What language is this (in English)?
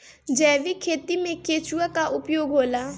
Bhojpuri